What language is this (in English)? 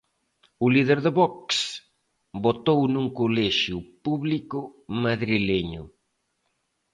Galician